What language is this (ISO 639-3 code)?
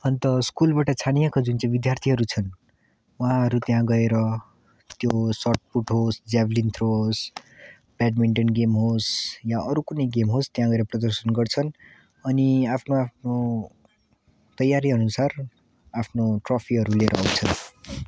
nep